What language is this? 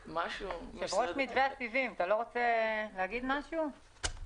Hebrew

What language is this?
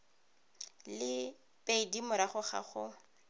Tswana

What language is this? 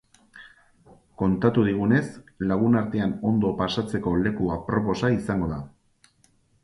Basque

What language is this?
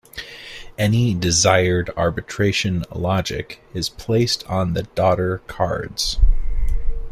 English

